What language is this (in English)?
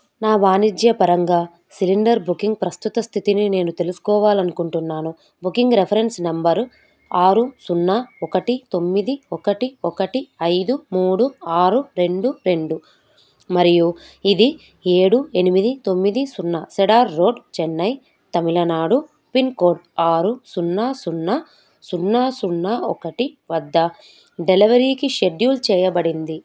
Telugu